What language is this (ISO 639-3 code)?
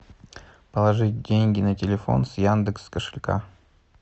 rus